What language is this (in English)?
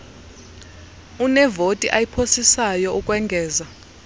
Xhosa